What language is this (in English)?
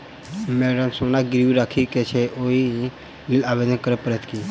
Maithili